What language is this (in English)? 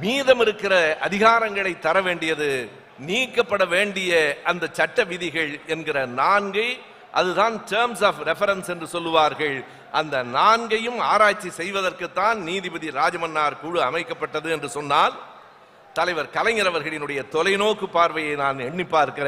Romanian